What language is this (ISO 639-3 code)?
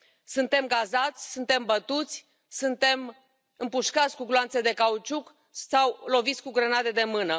ron